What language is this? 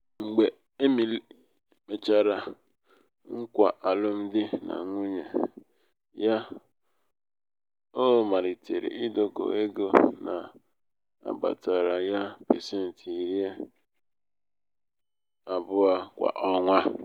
Igbo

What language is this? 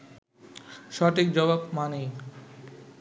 Bangla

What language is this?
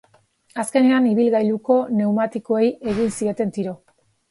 Basque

